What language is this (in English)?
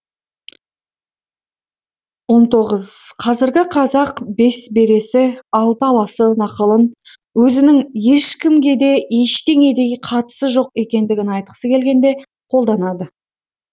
Kazakh